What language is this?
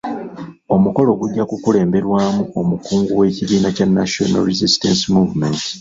Ganda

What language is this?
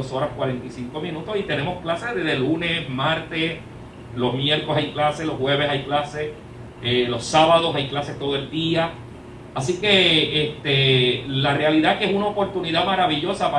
Spanish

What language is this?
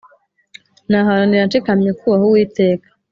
Kinyarwanda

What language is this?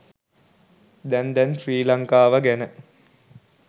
Sinhala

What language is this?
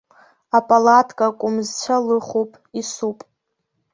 Abkhazian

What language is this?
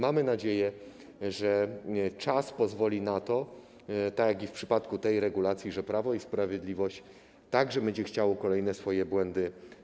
Polish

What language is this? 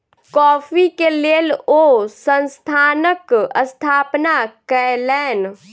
Maithili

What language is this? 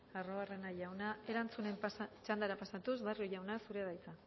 Basque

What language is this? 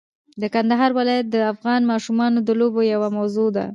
Pashto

